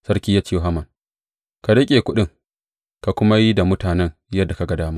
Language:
Hausa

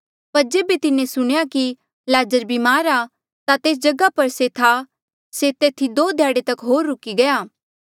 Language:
Mandeali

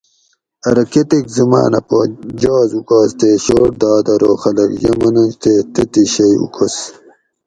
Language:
Gawri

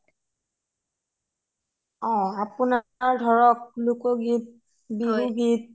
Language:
Assamese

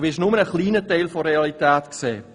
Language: Swiss German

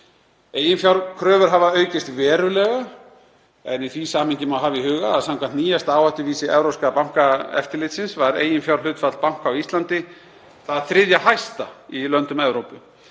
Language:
Icelandic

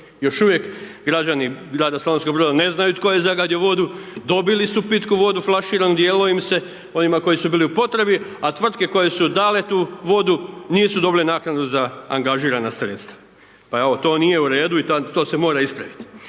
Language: Croatian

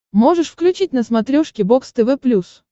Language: Russian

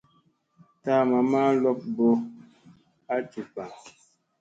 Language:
Musey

